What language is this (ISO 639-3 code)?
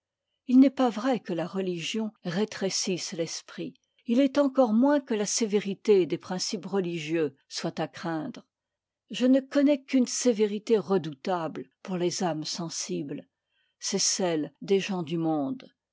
fra